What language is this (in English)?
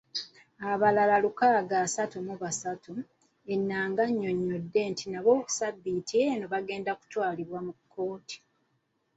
Ganda